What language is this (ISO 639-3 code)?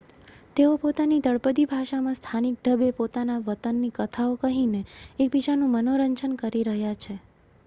guj